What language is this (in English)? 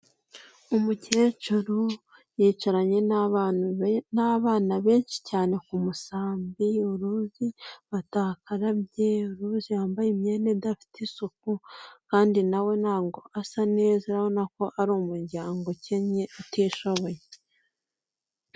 Kinyarwanda